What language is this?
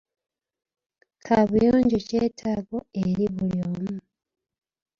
Ganda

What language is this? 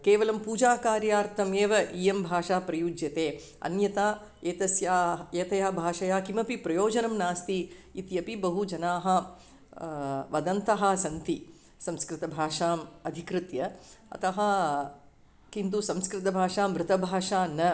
Sanskrit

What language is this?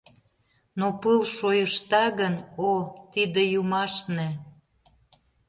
Mari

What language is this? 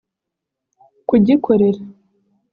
Kinyarwanda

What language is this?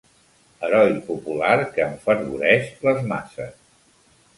Catalan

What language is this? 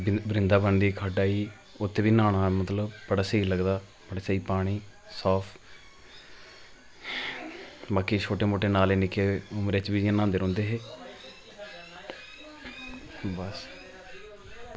Dogri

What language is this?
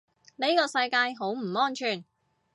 Cantonese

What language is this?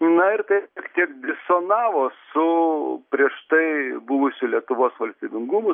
Lithuanian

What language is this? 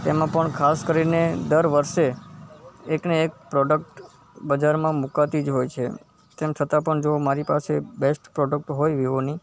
Gujarati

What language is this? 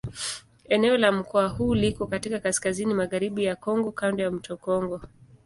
Swahili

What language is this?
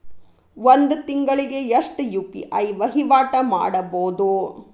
Kannada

